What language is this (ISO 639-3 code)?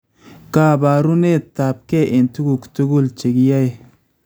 kln